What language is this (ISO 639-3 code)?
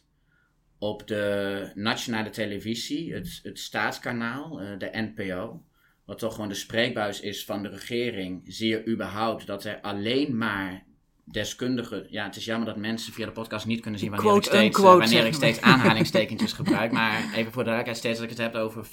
nld